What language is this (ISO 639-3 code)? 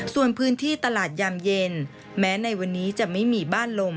tha